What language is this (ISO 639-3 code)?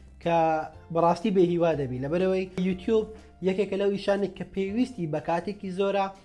kur